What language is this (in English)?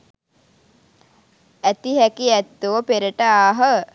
Sinhala